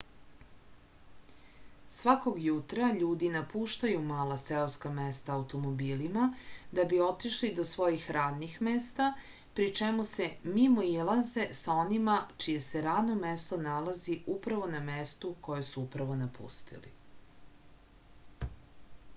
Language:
Serbian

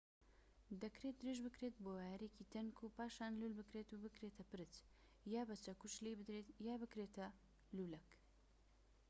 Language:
Central Kurdish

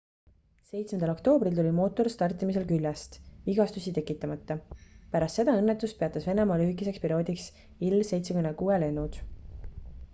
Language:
Estonian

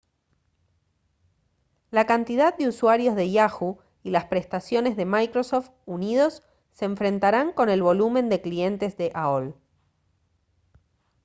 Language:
Spanish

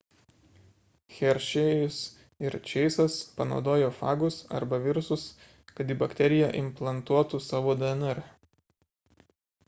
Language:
Lithuanian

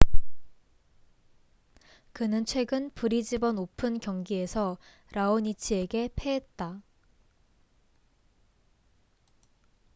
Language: Korean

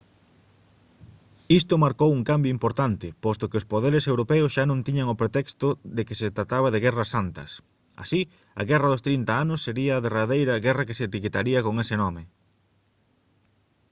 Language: Galician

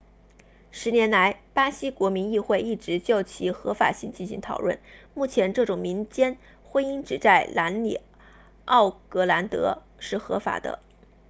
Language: Chinese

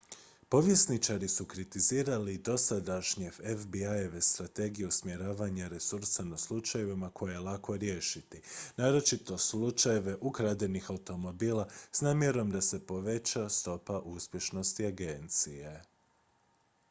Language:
Croatian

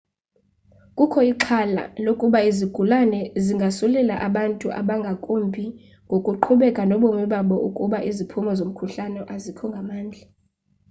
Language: Xhosa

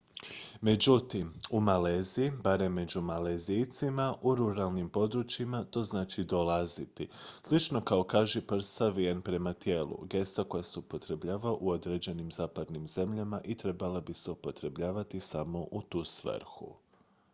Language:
Croatian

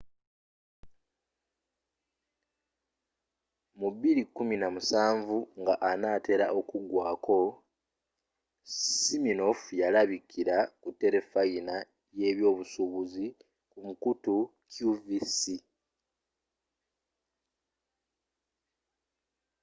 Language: Ganda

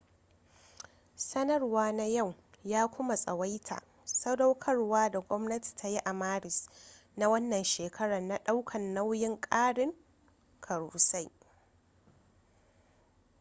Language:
Hausa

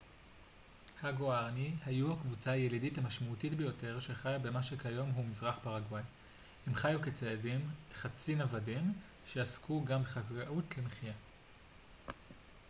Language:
Hebrew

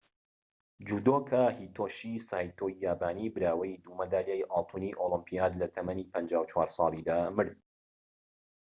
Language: Central Kurdish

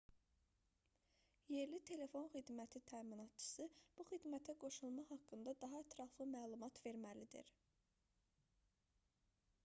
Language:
Azerbaijani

